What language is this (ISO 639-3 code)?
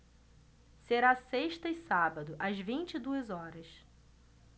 por